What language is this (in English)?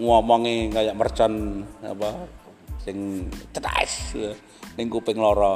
Indonesian